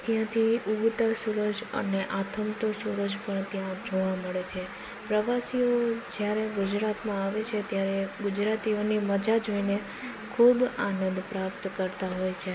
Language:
Gujarati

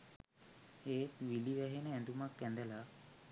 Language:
Sinhala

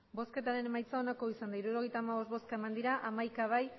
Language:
Basque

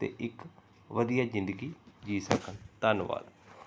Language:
Punjabi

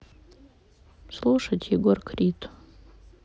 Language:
Russian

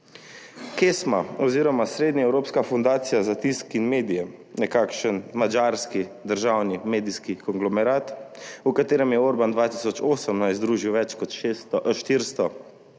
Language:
Slovenian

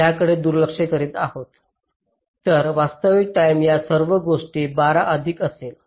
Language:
Marathi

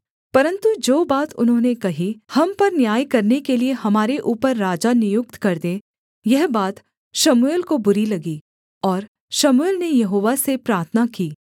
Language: Hindi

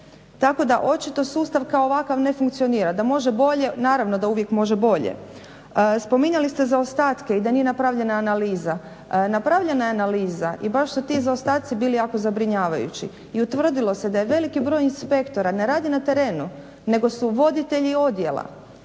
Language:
Croatian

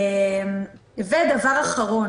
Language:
Hebrew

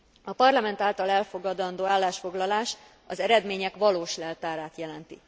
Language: Hungarian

